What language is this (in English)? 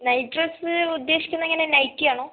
Malayalam